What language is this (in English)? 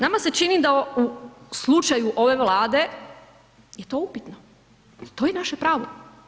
Croatian